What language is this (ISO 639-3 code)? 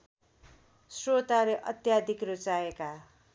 nep